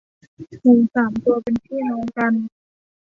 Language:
Thai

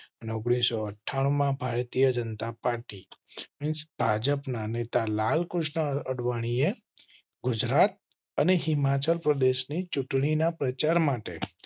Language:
Gujarati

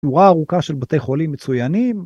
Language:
Hebrew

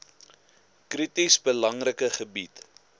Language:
Afrikaans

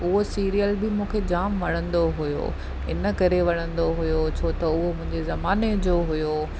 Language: Sindhi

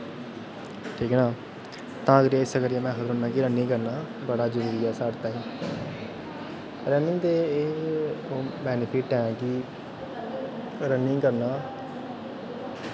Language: Dogri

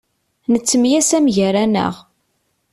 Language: Kabyle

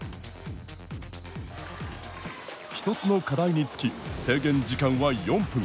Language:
Japanese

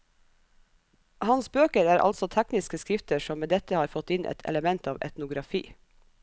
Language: Norwegian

